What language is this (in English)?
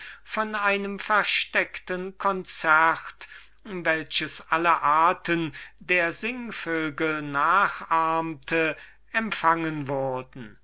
German